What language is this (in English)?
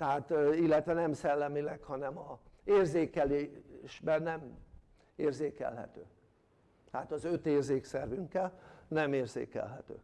Hungarian